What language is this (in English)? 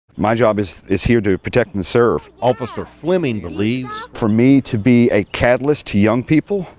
English